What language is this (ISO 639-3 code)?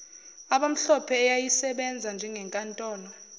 zul